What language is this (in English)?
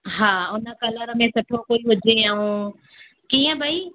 Sindhi